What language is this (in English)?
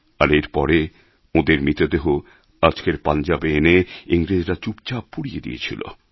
Bangla